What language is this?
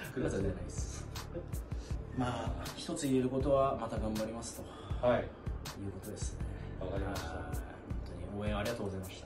Japanese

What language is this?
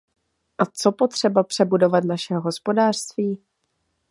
Czech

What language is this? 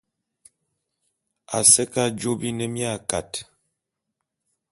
Bulu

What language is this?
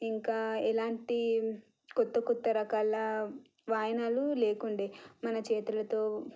Telugu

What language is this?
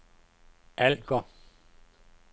Danish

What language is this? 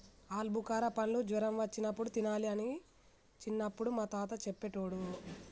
Telugu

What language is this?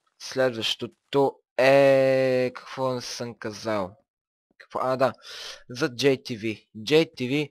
Bulgarian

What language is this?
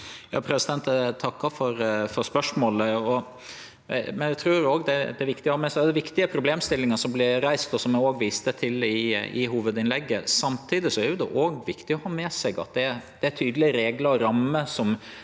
Norwegian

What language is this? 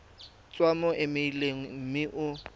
Tswana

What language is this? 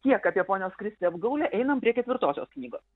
Lithuanian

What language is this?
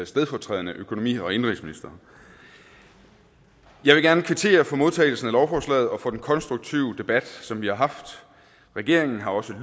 Danish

